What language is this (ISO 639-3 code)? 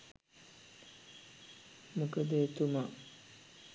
sin